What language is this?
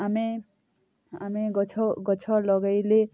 Odia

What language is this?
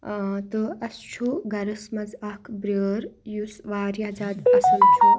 Kashmiri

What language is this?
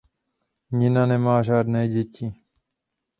Czech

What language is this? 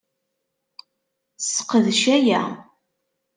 Kabyle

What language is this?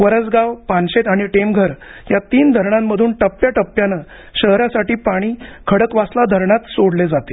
Marathi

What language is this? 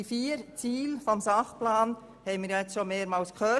Swiss German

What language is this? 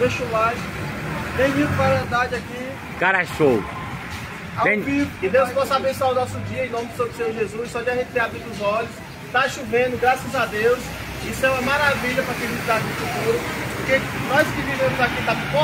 Portuguese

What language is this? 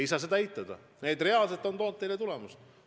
Estonian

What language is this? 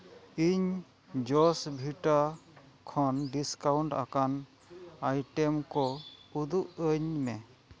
Santali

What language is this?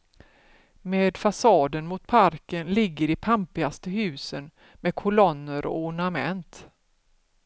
Swedish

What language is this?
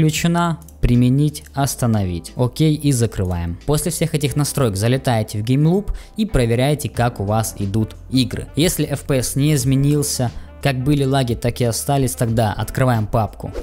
Russian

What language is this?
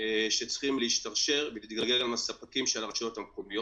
Hebrew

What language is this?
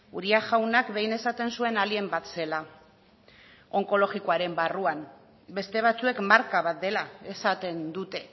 Basque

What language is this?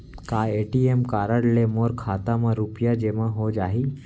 Chhattisgarhi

